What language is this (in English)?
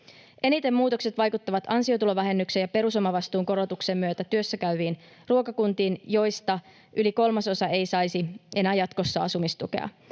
Finnish